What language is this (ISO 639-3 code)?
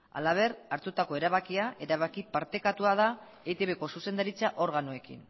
eus